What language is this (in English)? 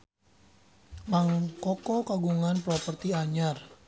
Sundanese